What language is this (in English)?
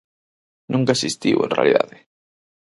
Galician